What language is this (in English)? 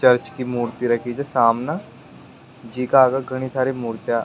Rajasthani